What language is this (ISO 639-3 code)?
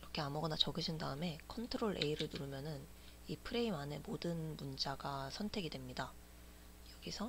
kor